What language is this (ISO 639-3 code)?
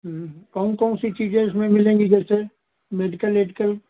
hin